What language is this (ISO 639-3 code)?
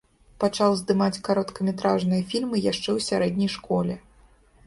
bel